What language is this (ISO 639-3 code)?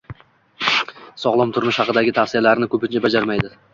uzb